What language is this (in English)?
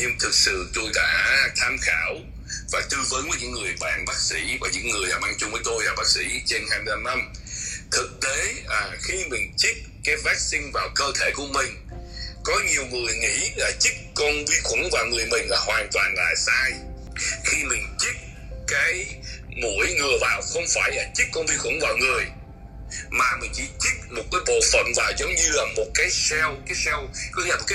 Vietnamese